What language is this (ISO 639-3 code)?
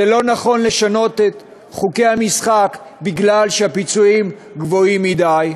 heb